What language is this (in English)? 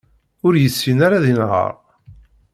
Kabyle